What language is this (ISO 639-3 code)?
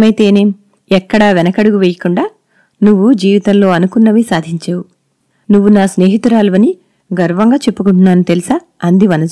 tel